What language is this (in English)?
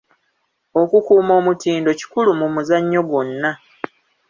Ganda